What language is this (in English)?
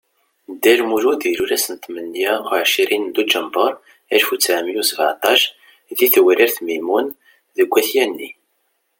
Kabyle